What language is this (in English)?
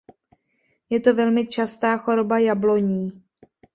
Czech